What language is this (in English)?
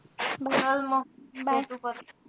Marathi